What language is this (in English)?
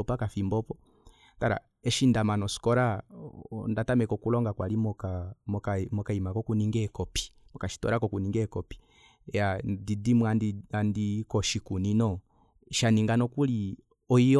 Kuanyama